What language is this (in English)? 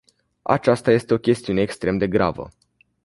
Romanian